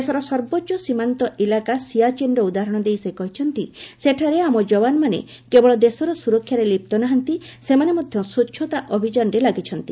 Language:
Odia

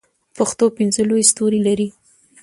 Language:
Pashto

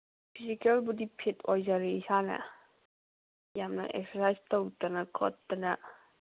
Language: Manipuri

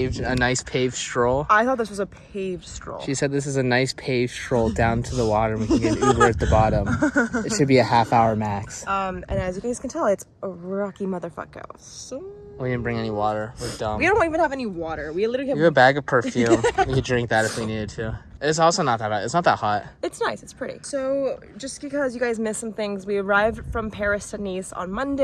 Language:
English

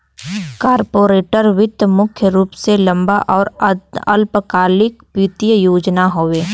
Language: Bhojpuri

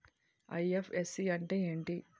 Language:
Telugu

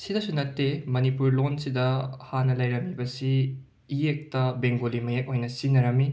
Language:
Manipuri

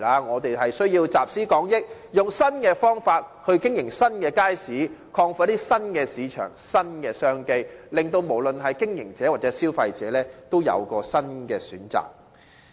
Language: Cantonese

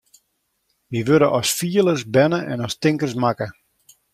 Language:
Western Frisian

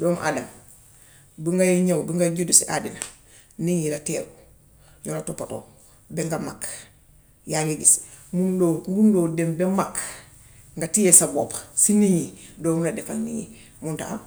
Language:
Gambian Wolof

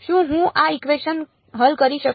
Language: Gujarati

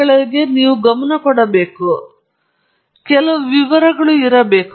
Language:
Kannada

